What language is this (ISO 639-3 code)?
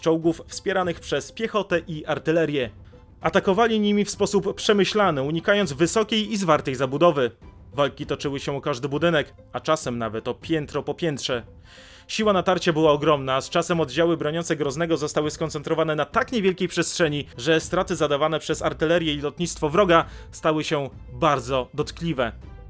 pol